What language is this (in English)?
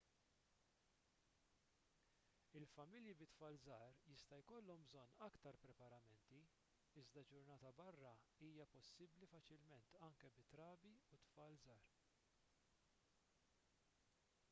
Maltese